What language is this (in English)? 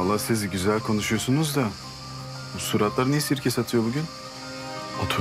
Turkish